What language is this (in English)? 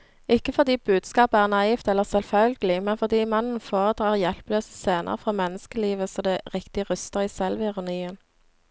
Norwegian